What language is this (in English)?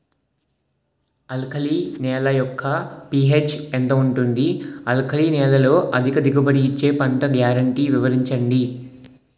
Telugu